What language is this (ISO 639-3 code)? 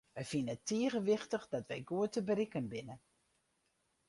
fry